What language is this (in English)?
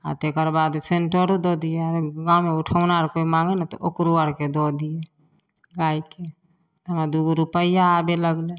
Maithili